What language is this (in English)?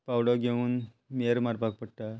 Konkani